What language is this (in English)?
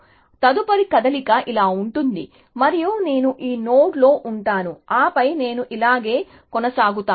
Telugu